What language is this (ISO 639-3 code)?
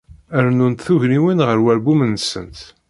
kab